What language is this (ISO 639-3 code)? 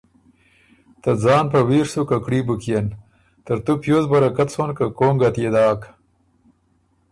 oru